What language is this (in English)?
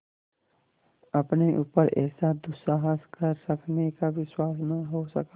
Hindi